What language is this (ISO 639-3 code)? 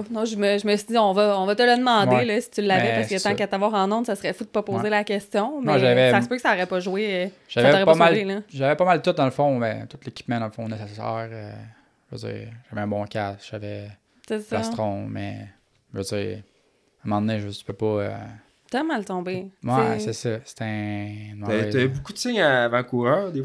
fra